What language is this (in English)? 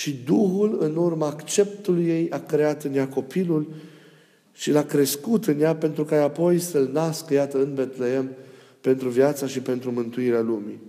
Romanian